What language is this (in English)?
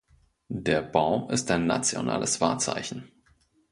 German